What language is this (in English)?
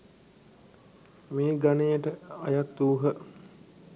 Sinhala